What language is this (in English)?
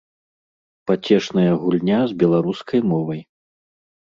Belarusian